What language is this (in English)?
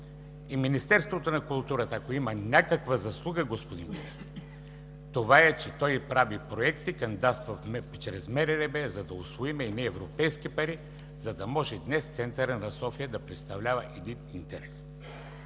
Bulgarian